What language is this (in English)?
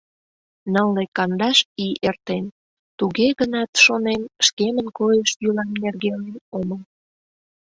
Mari